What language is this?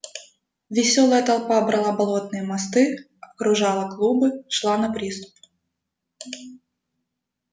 Russian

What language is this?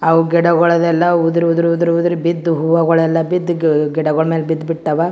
Kannada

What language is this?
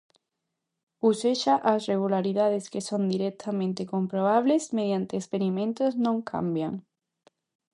Galician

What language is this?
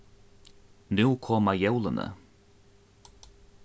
Faroese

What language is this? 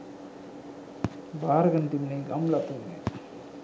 Sinhala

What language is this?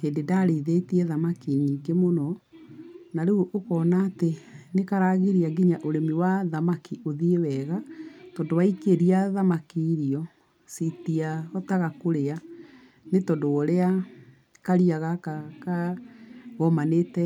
Kikuyu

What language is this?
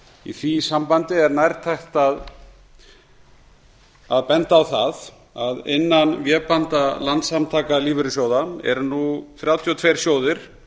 Icelandic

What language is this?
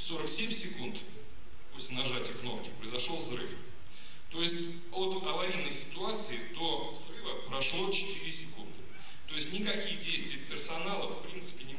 Russian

